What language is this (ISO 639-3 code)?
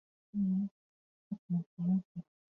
zho